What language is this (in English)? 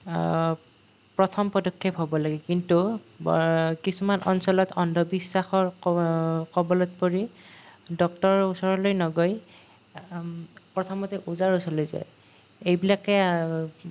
Assamese